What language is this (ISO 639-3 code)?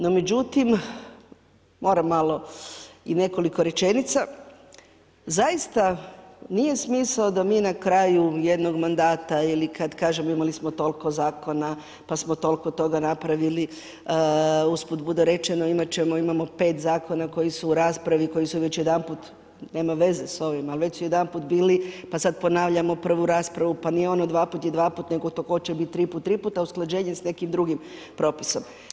hrv